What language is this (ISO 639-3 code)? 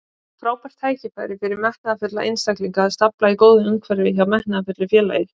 isl